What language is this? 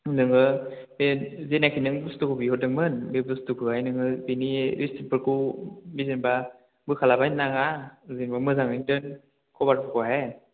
Bodo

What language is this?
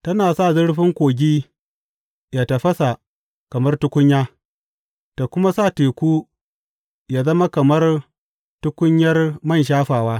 Hausa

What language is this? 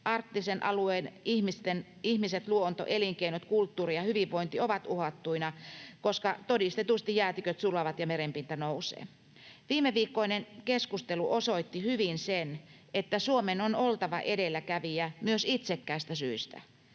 Finnish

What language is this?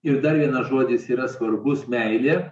Lithuanian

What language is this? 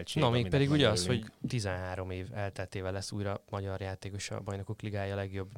Hungarian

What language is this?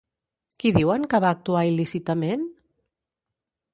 Catalan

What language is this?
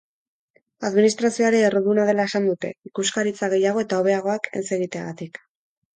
Basque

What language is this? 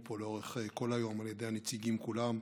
Hebrew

